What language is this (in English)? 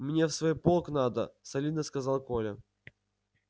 Russian